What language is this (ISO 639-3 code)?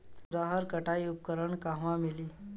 bho